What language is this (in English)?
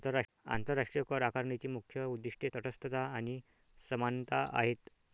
Marathi